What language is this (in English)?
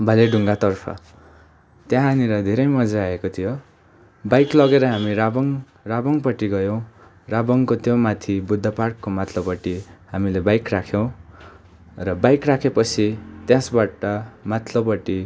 Nepali